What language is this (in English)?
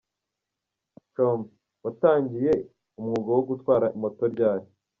Kinyarwanda